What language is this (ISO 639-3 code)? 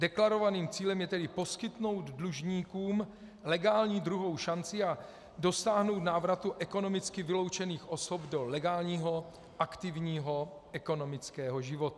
ces